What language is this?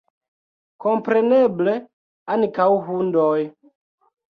Esperanto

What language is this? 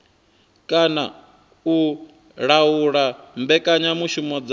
Venda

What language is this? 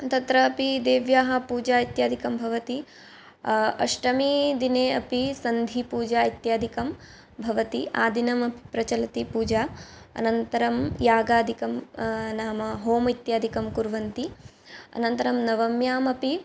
Sanskrit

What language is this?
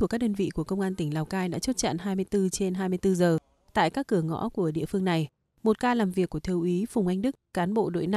Vietnamese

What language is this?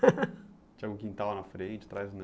Portuguese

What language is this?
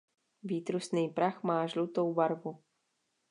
Czech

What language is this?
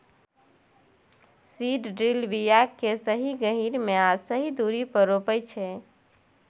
Maithili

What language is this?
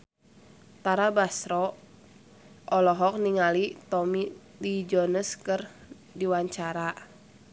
Sundanese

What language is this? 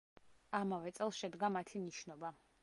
Georgian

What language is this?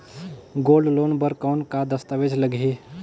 Chhattisgarhi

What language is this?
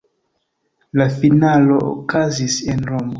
Esperanto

